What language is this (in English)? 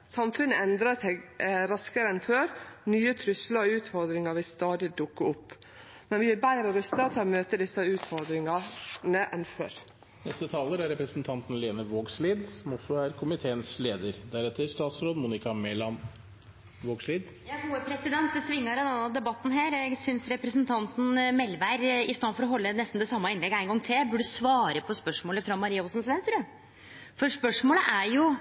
Norwegian Nynorsk